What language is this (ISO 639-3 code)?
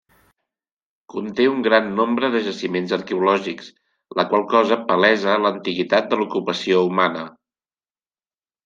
cat